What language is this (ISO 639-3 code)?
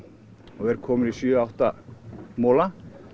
isl